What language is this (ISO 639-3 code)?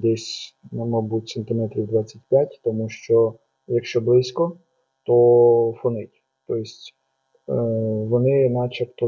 ukr